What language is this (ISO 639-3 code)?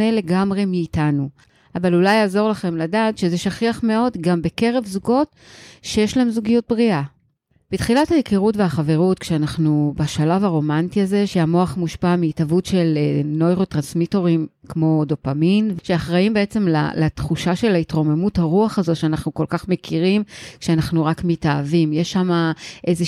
heb